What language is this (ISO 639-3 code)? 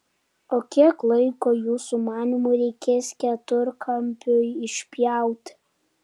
lit